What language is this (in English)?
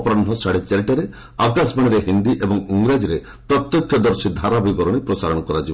Odia